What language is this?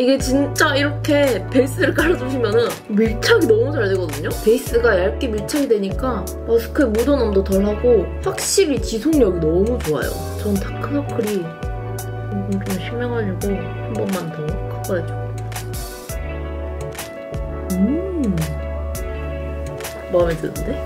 Korean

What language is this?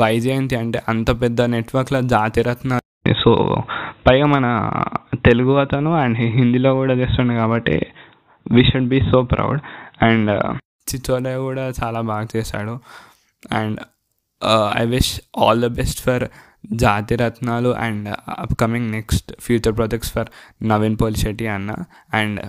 Telugu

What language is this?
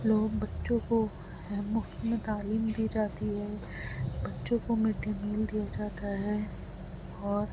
Urdu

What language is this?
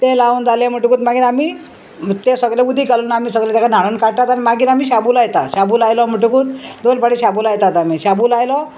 Konkani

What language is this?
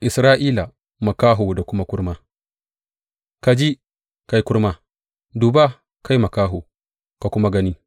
Hausa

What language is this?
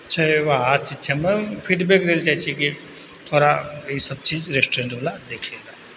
Maithili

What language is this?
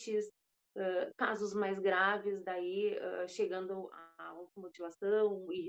Portuguese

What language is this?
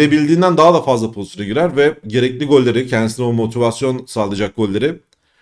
Turkish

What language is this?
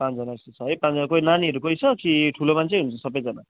Nepali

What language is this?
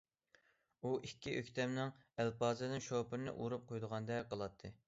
Uyghur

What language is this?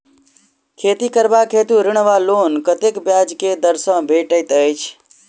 Maithili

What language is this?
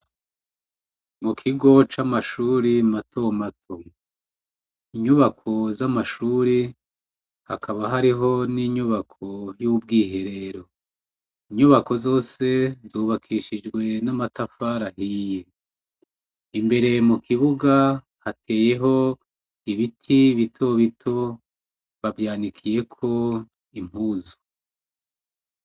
Rundi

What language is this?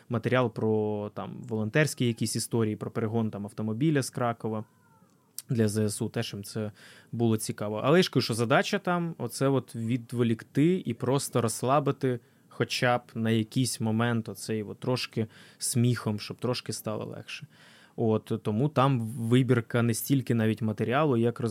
Ukrainian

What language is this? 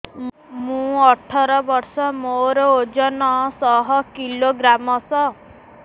Odia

